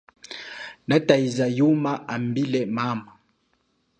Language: Chokwe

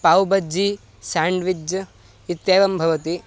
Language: Sanskrit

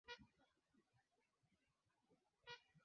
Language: Swahili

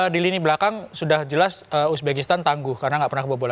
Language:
Indonesian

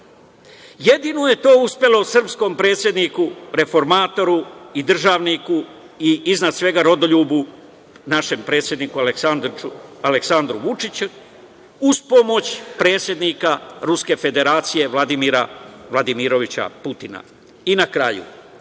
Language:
Serbian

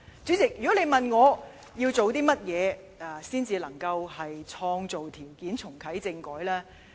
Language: Cantonese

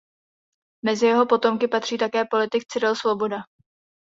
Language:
Czech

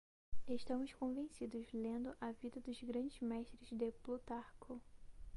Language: Portuguese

